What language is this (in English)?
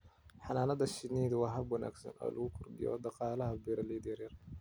Somali